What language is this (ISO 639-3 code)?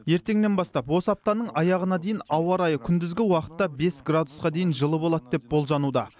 kaz